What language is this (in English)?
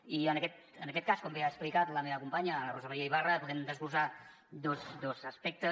Catalan